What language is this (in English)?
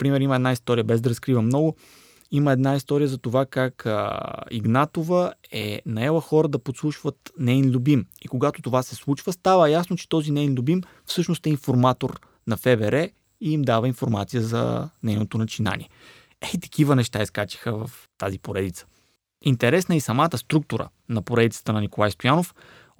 Bulgarian